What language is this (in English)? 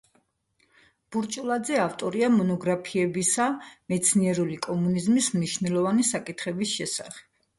Georgian